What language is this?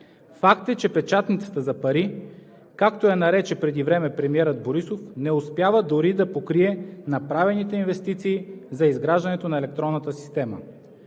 Bulgarian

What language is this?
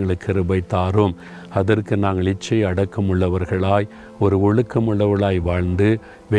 Tamil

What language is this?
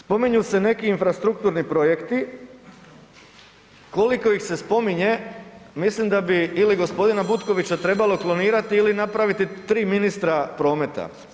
Croatian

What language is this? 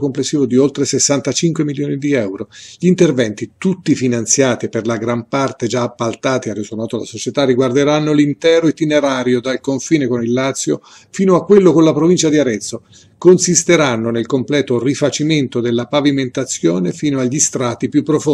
Italian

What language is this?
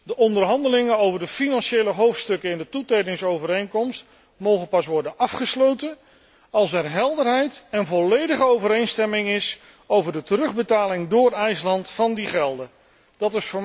Dutch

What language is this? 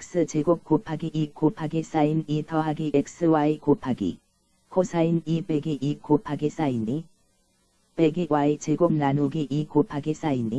Korean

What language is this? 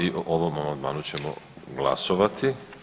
Croatian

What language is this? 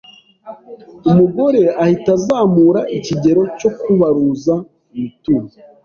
Kinyarwanda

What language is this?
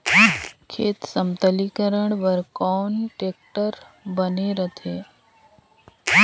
Chhattisgarhi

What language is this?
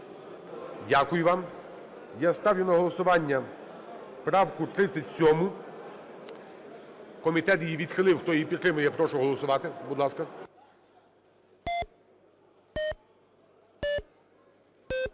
Ukrainian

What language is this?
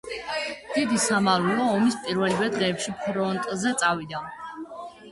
Georgian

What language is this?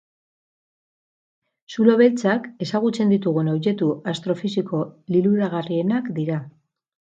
Basque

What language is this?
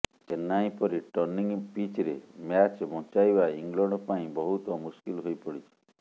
Odia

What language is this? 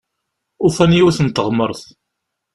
Kabyle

